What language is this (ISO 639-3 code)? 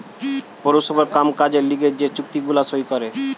ben